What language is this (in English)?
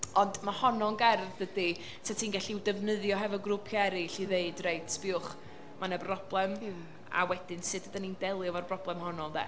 Welsh